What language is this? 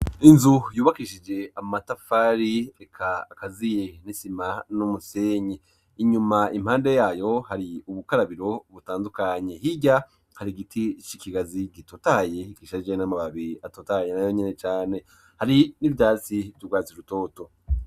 Rundi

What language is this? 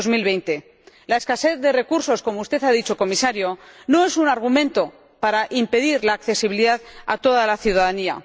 Spanish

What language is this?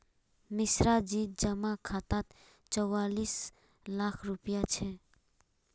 Magahi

